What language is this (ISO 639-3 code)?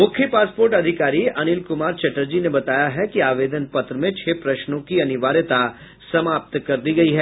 hin